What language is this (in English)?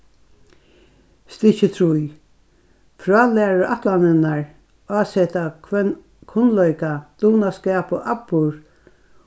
Faroese